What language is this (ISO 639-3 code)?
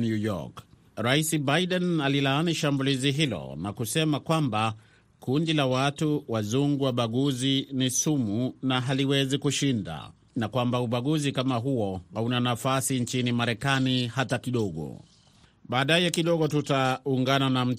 swa